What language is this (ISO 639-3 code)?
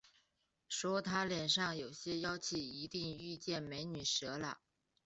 zho